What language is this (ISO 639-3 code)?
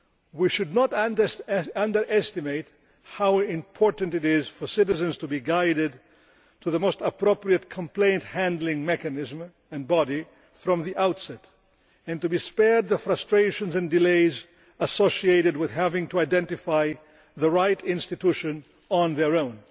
eng